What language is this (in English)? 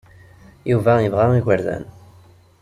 Kabyle